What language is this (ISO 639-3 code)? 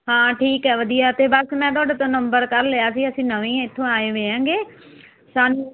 pan